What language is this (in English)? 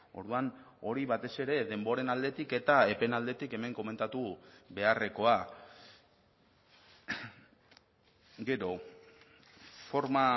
Basque